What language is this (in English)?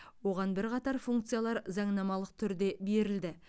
Kazakh